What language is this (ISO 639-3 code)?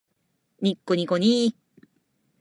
jpn